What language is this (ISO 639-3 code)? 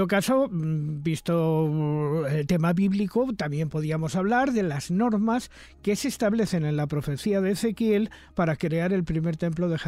spa